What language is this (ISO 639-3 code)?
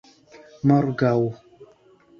epo